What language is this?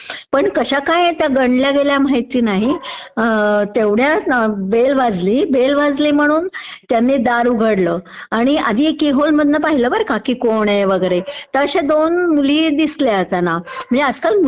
Marathi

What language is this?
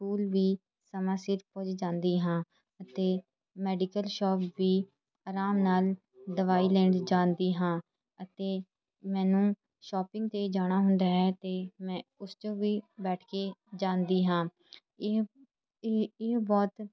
Punjabi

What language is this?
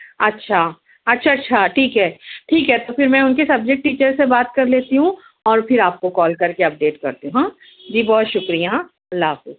Urdu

